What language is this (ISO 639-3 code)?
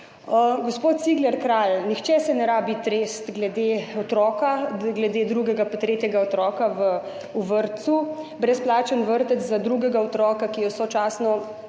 slv